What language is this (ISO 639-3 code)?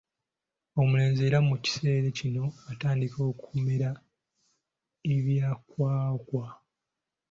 lug